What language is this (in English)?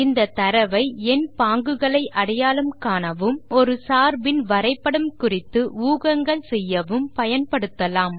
Tamil